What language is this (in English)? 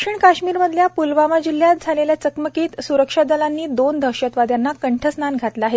Marathi